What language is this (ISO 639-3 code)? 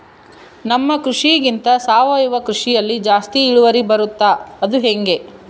kan